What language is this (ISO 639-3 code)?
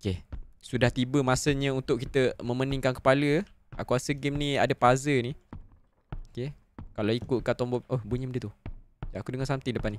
msa